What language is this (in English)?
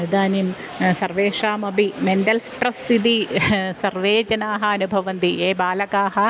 Sanskrit